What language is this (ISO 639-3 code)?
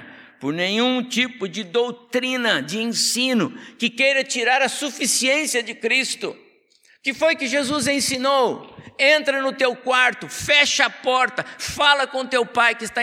por